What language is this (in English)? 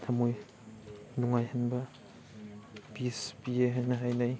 Manipuri